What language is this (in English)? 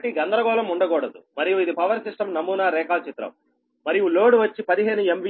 Telugu